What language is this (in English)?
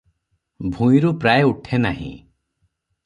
Odia